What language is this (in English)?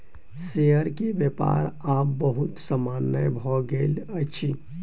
Maithili